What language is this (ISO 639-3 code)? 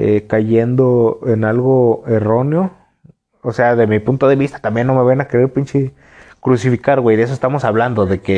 spa